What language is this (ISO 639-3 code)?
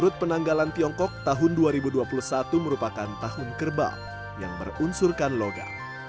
ind